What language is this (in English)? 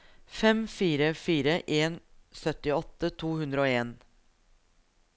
Norwegian